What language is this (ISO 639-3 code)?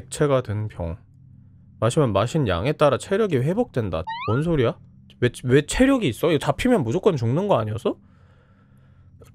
kor